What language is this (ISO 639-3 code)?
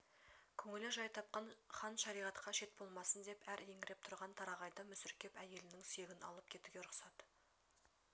kaz